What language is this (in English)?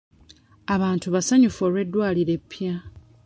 Ganda